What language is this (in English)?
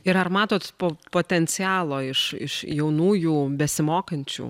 Lithuanian